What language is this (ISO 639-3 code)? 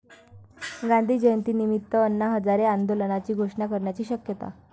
mar